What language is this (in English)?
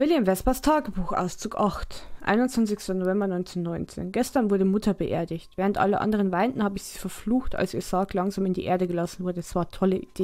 German